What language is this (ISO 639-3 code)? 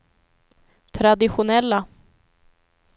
swe